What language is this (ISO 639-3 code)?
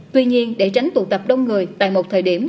vie